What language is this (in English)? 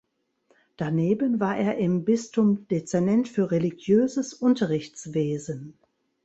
German